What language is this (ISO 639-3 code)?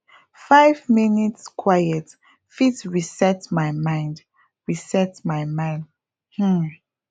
pcm